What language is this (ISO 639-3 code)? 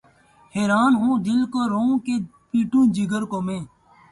urd